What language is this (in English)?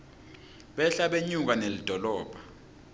Swati